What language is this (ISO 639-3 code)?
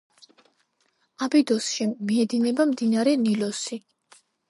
kat